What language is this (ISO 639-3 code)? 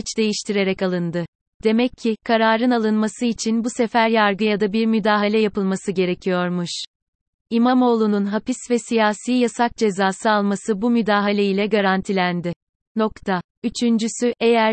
tur